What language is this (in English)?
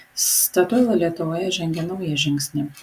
Lithuanian